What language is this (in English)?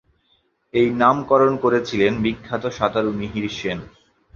Bangla